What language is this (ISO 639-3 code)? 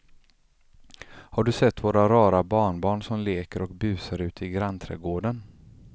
swe